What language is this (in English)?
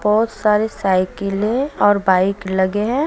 Hindi